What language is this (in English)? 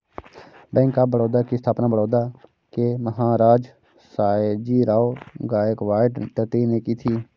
Hindi